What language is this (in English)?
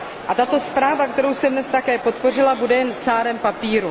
Czech